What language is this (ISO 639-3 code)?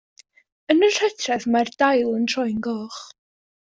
cym